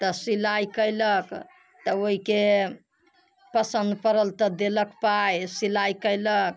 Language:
Maithili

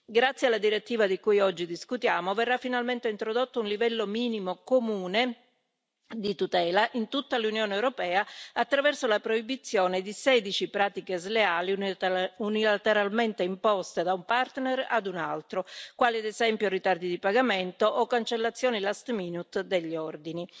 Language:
Italian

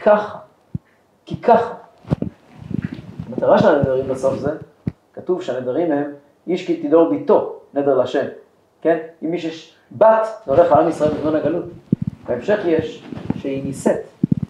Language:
Hebrew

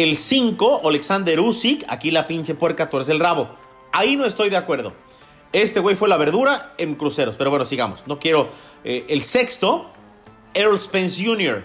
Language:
Spanish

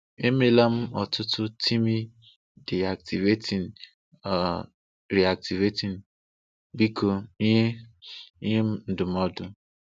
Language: Igbo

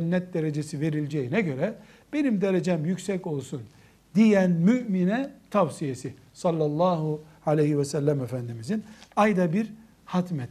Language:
Turkish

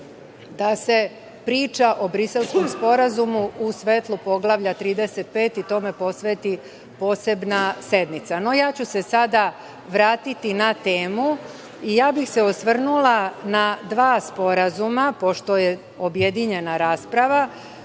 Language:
Serbian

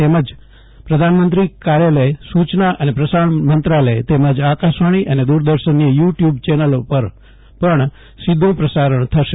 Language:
Gujarati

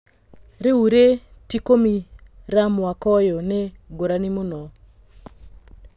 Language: Kikuyu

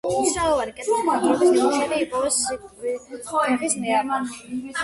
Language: Georgian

